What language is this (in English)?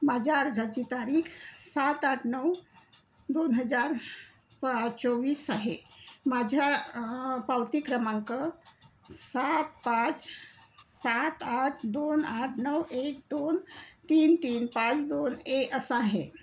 Marathi